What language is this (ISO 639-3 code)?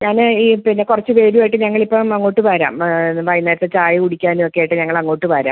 mal